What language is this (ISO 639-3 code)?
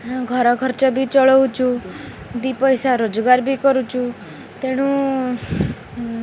ori